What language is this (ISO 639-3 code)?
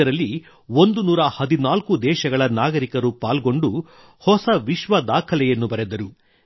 kan